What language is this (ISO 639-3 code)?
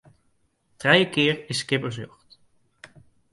fry